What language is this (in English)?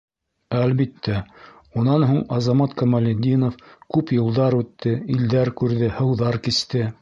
Bashkir